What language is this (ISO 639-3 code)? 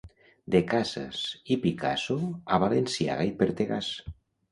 cat